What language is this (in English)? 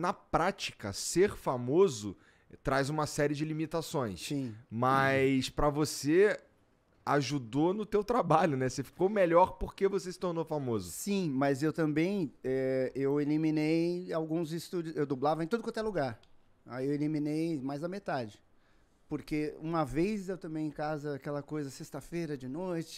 Portuguese